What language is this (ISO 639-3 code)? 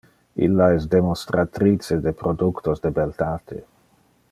ina